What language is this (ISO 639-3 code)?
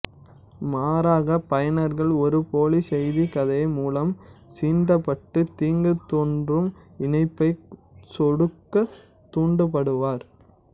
tam